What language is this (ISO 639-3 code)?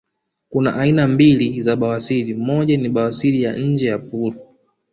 swa